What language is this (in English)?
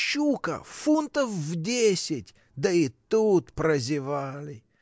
Russian